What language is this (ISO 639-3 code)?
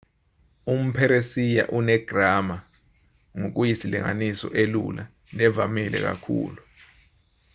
zul